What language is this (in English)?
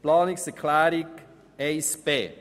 Swiss German